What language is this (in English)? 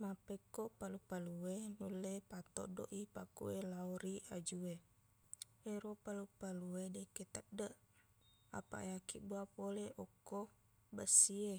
Buginese